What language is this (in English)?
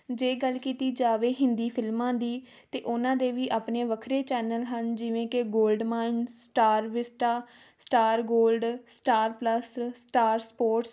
Punjabi